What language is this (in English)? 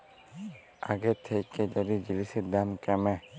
Bangla